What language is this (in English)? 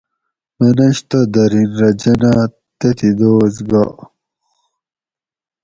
Gawri